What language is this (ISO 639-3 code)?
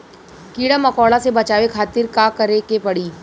bho